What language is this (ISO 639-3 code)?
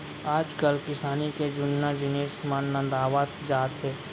hne